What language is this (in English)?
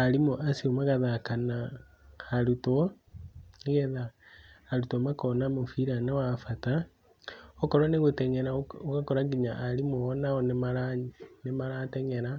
Kikuyu